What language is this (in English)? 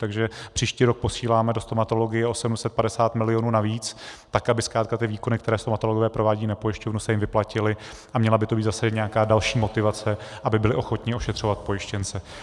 Czech